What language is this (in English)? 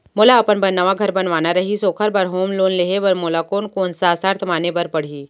Chhattisgarhi